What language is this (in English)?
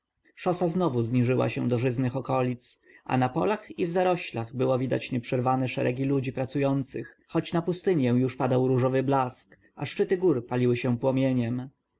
Polish